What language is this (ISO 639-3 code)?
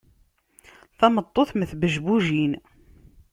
kab